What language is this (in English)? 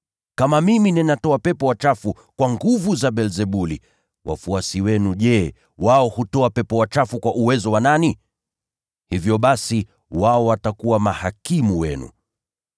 Swahili